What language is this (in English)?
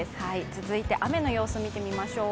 Japanese